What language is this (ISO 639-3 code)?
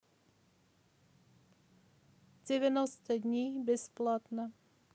rus